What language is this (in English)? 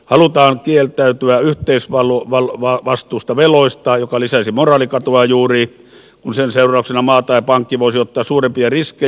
Finnish